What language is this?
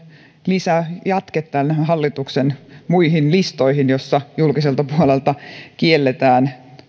Finnish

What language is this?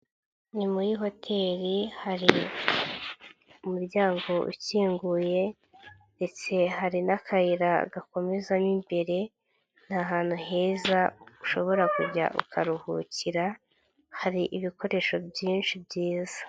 Kinyarwanda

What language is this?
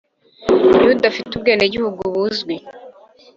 Kinyarwanda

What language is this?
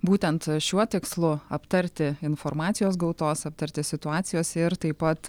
Lithuanian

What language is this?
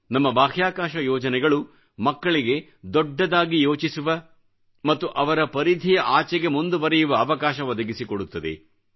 Kannada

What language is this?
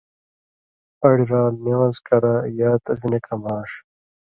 Indus Kohistani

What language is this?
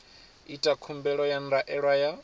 Venda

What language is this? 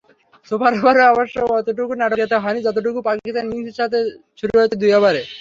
Bangla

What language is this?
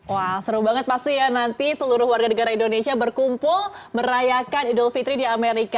Indonesian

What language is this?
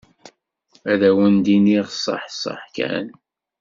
Kabyle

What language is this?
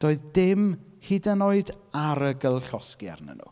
Welsh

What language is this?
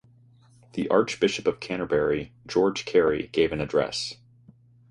English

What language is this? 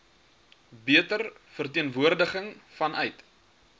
Afrikaans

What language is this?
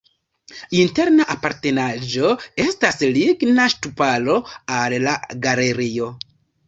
Esperanto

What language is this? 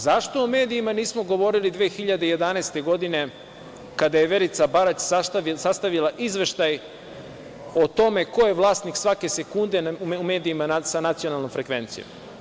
Serbian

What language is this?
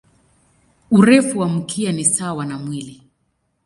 Swahili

